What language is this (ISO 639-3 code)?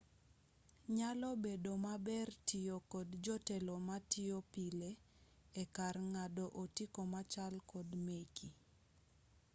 luo